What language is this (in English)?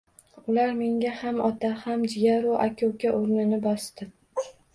Uzbek